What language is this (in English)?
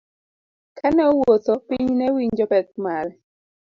Luo (Kenya and Tanzania)